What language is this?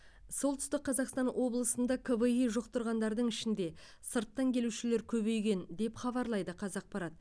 Kazakh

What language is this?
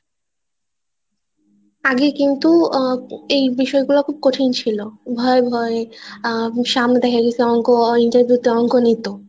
Bangla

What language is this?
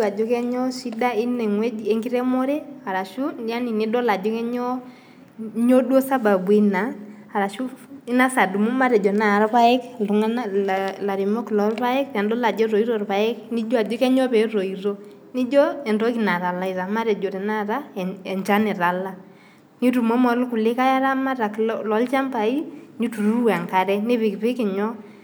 Masai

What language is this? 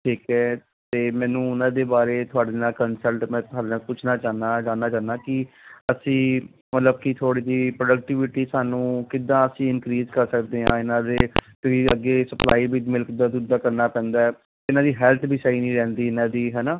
Punjabi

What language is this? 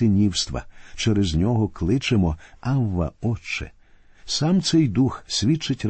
Ukrainian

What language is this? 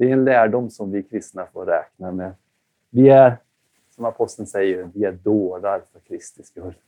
Swedish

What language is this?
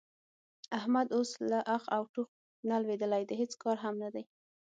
Pashto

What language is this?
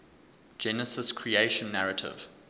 English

